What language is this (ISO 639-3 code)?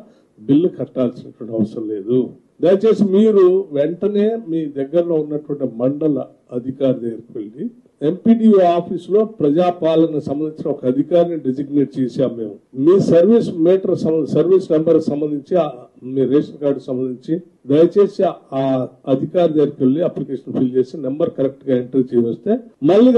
tel